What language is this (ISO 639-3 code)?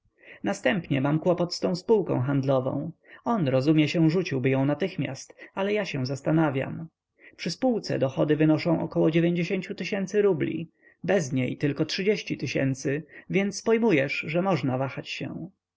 pol